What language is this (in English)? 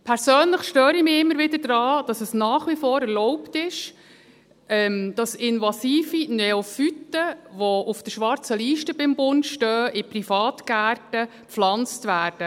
Swiss German